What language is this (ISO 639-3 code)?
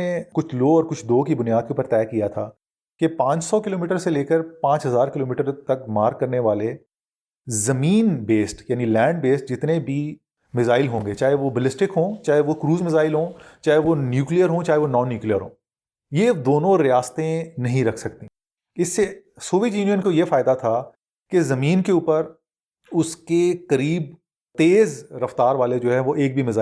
urd